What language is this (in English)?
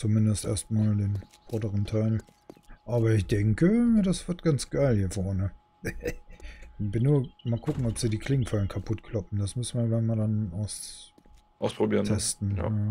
German